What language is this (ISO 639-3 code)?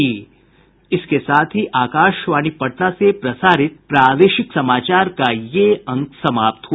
hin